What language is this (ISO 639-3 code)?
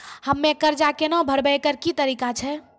mai